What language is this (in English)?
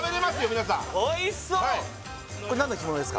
Japanese